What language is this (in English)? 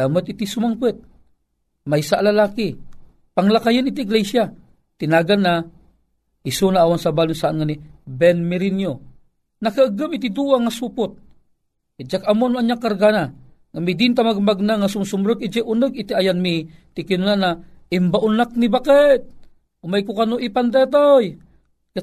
Filipino